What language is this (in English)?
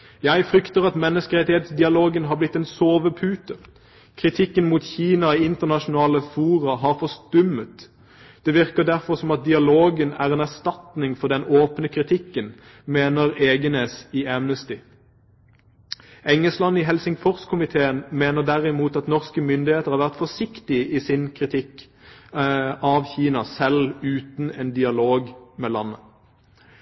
Norwegian Bokmål